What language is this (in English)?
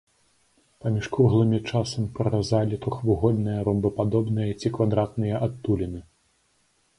Belarusian